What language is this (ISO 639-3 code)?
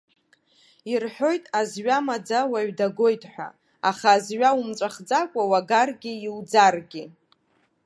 abk